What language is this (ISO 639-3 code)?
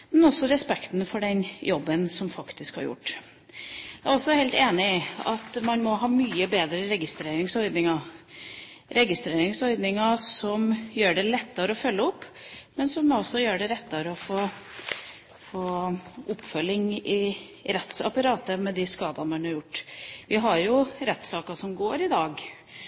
nob